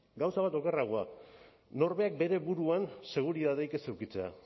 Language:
Basque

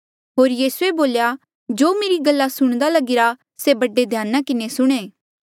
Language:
Mandeali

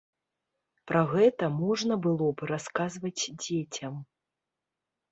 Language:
Belarusian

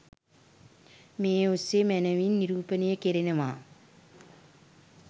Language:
Sinhala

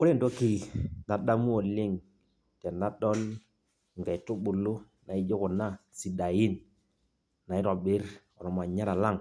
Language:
Masai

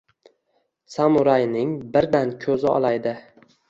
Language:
Uzbek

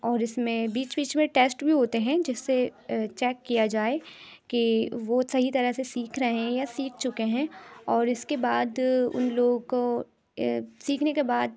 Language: Urdu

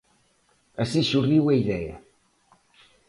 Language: Galician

